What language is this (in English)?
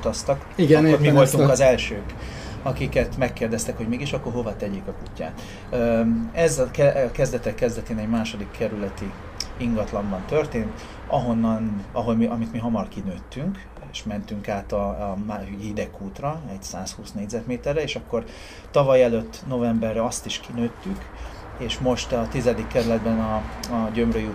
Hungarian